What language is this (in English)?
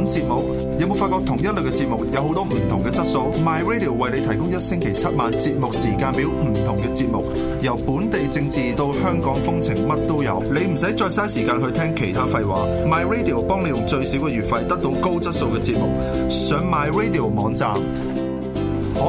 Chinese